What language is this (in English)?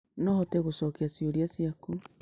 Kikuyu